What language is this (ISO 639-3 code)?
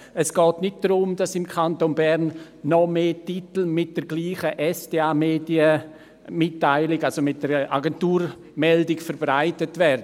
gsw